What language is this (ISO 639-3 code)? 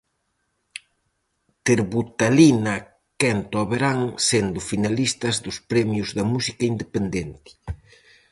glg